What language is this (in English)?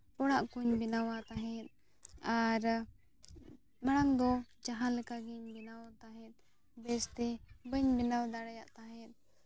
Santali